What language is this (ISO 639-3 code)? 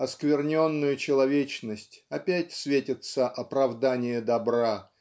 rus